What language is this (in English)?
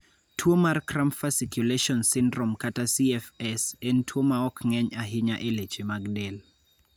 Luo (Kenya and Tanzania)